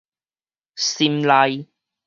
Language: Min Nan Chinese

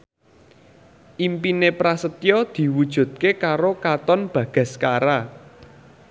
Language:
Javanese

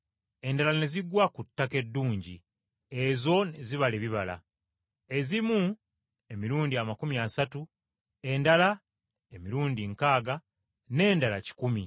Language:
Ganda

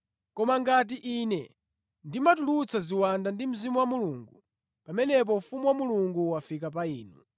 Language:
Nyanja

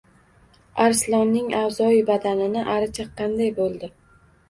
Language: Uzbek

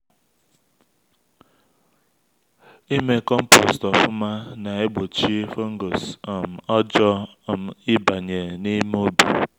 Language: Igbo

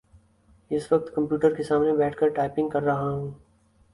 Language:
Urdu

